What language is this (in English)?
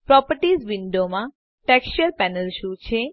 Gujarati